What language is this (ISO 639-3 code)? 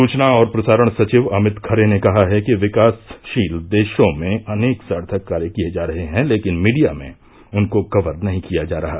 hin